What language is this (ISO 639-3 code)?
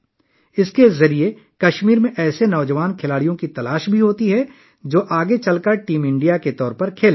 urd